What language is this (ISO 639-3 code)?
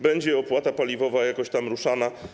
pol